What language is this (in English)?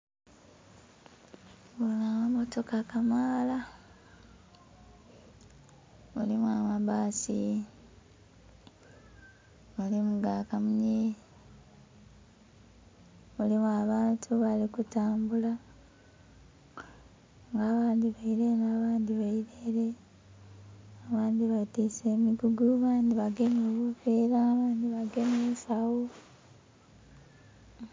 Soga